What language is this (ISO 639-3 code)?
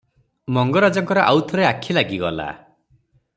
ori